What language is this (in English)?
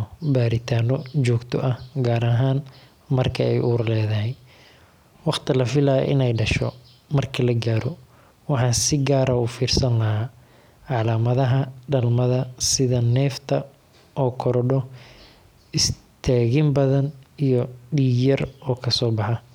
Somali